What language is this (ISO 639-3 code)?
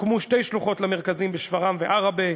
heb